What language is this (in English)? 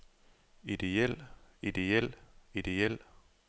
Danish